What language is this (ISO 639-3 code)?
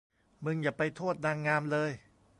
tha